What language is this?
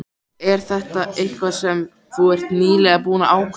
Icelandic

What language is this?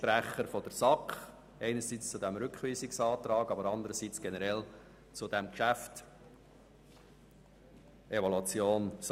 Swiss German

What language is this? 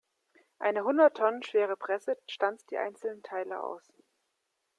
German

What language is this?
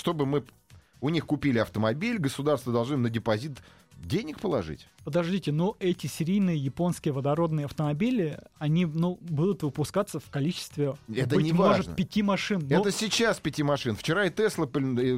Russian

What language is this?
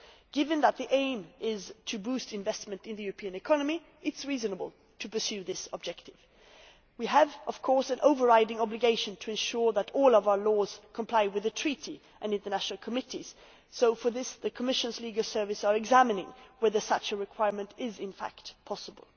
English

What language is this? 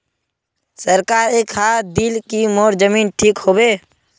Magahi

